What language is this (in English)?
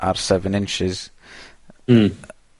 Welsh